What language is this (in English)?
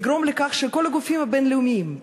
Hebrew